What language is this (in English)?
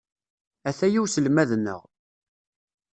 Kabyle